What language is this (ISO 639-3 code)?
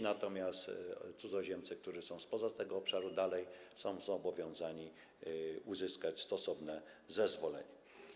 pol